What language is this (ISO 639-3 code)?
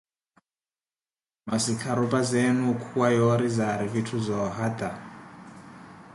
eko